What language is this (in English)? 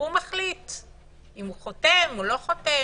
Hebrew